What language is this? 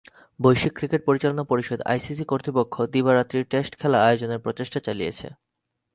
Bangla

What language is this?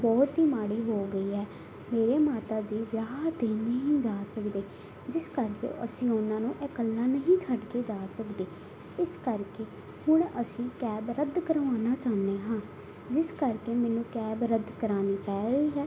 Punjabi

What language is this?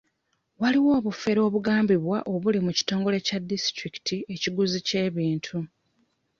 Ganda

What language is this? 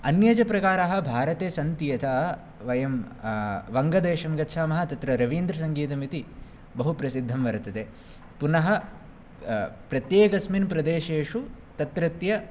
Sanskrit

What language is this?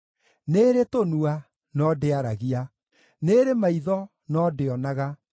Kikuyu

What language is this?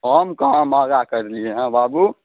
Maithili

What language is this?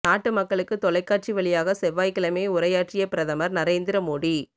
Tamil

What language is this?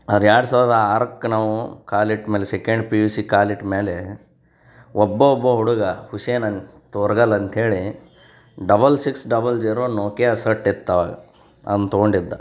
Kannada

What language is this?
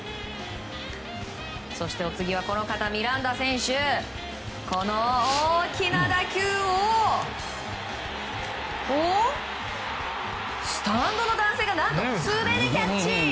Japanese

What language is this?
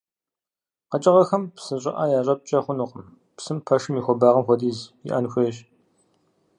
Kabardian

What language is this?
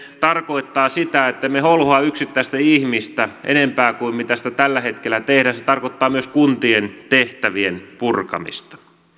Finnish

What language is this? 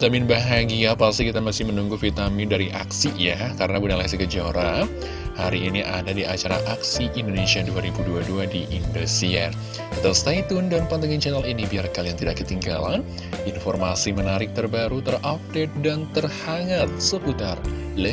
Indonesian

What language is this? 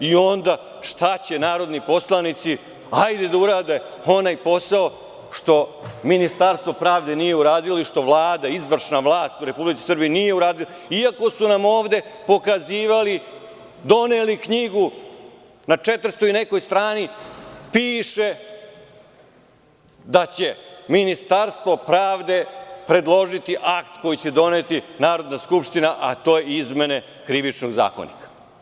Serbian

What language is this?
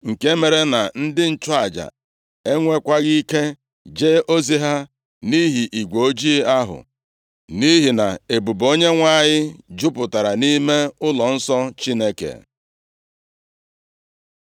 Igbo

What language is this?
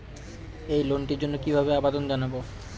Bangla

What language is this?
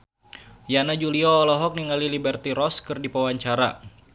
Sundanese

